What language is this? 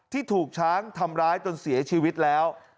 Thai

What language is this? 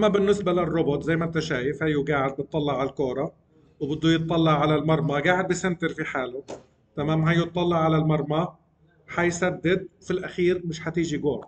Arabic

